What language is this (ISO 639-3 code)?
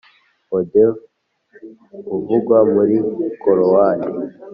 kin